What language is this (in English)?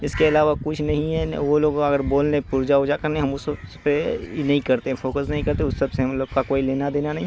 Urdu